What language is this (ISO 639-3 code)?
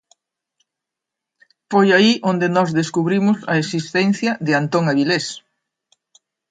glg